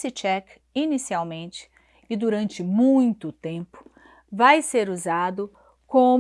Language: Portuguese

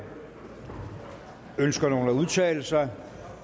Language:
Danish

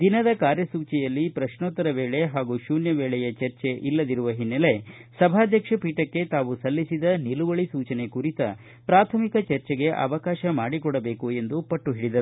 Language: Kannada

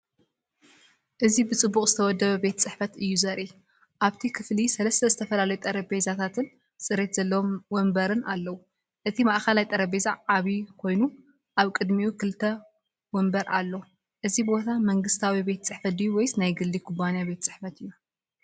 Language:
Tigrinya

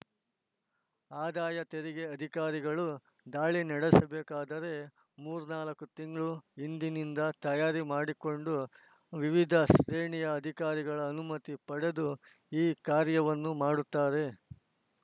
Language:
Kannada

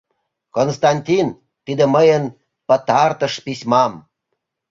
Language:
Mari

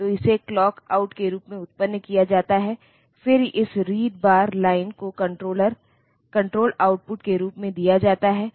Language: Hindi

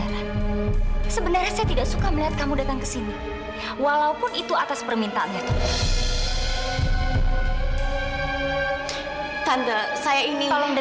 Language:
Indonesian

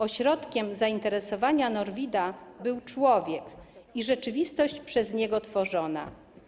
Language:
Polish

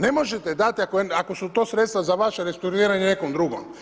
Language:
Croatian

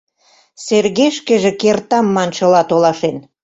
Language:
Mari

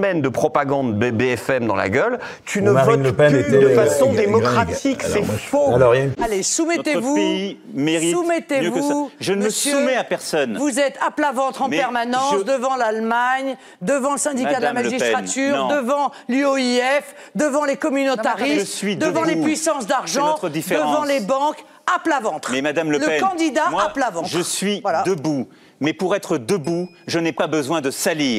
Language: French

